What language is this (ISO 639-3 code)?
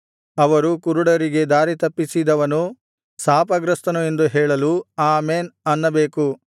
kan